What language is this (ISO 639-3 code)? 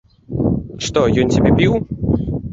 bel